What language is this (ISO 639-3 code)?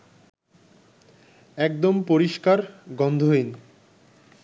ben